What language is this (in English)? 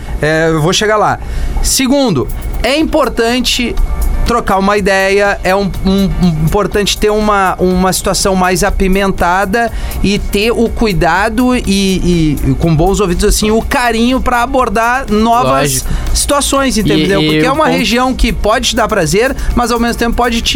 Portuguese